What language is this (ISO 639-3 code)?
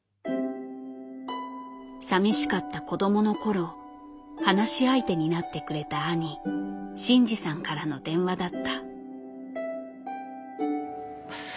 jpn